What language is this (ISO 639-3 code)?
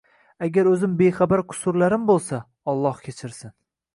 uzb